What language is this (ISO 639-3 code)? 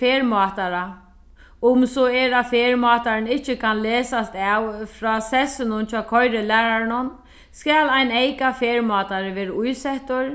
fao